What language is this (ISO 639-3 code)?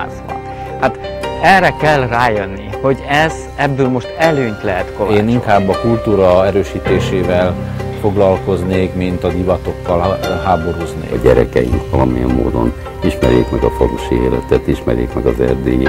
hun